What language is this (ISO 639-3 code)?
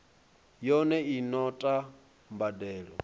ven